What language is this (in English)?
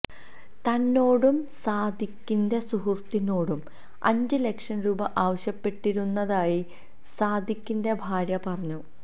Malayalam